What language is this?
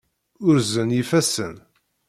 Kabyle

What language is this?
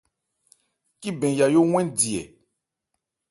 Ebrié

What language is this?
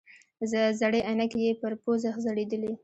Pashto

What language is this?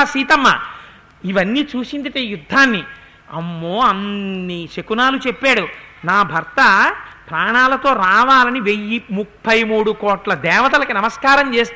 Telugu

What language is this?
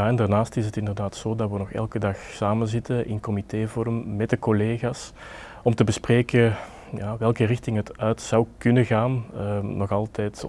Dutch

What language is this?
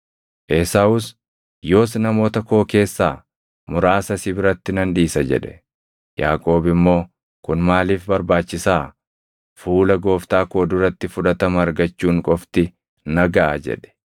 Oromo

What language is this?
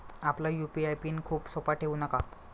Marathi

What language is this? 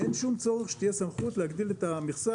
Hebrew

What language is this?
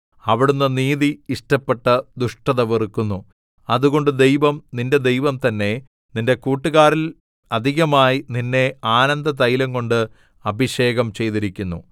Malayalam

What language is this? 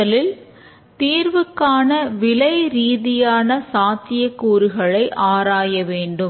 Tamil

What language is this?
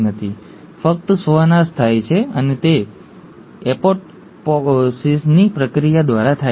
Gujarati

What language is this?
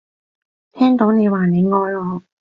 Cantonese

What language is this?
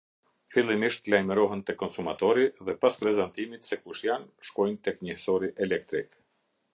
Albanian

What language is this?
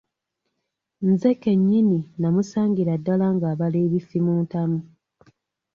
Ganda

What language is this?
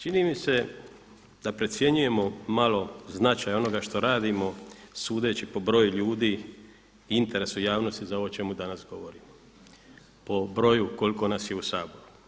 Croatian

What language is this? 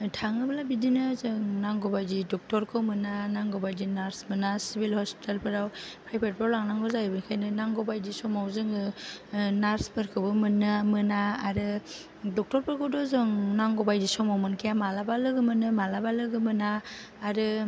Bodo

